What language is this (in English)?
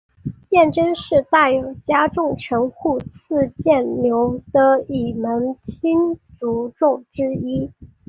Chinese